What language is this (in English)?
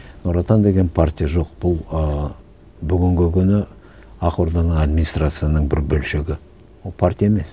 Kazakh